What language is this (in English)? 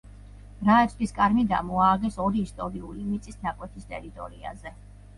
Georgian